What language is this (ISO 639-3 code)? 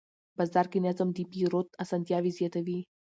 pus